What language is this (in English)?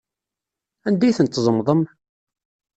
Kabyle